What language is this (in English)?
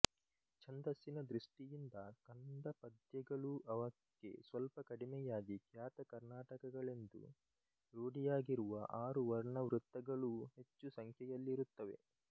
Kannada